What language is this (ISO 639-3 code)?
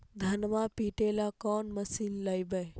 mag